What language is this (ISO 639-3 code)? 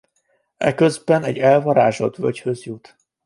hun